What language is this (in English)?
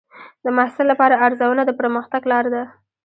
Pashto